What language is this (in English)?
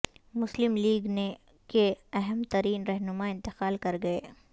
Urdu